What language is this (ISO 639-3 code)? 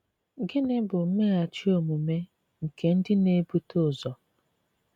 ibo